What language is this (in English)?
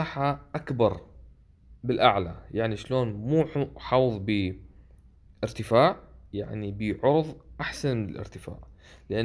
Arabic